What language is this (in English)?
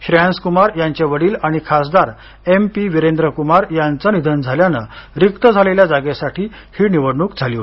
Marathi